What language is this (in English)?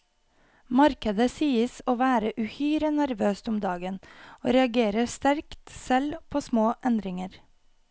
Norwegian